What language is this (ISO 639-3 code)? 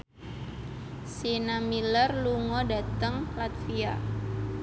jav